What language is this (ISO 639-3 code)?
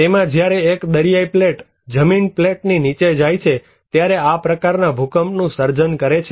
guj